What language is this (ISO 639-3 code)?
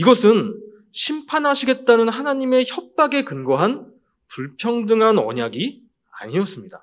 kor